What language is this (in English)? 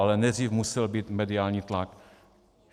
Czech